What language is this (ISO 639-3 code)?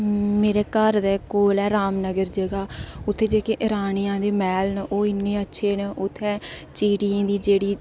doi